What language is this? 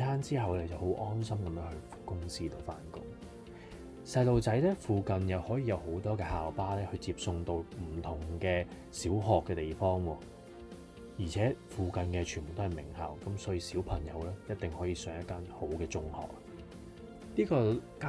Chinese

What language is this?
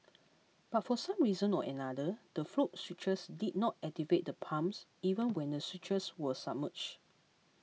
English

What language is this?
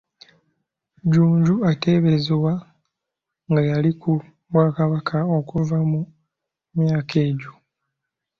Ganda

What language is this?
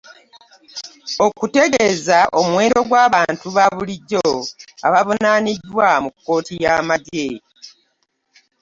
Ganda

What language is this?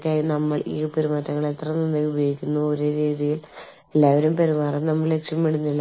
Malayalam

